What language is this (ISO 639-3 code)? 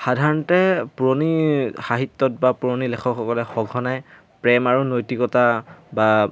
asm